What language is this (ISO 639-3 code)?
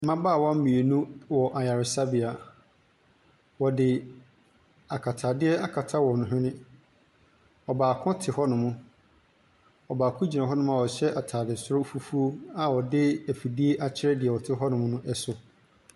aka